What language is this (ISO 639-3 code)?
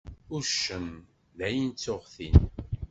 kab